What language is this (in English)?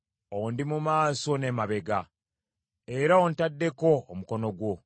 Ganda